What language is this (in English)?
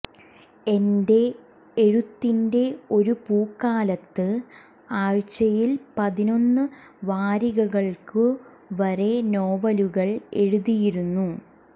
Malayalam